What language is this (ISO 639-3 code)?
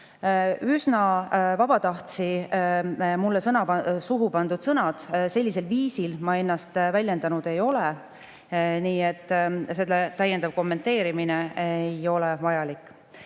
est